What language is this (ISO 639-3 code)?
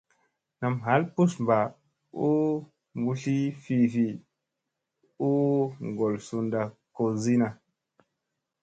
mse